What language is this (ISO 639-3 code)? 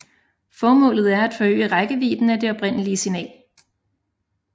dan